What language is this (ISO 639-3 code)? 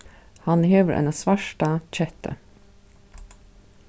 fao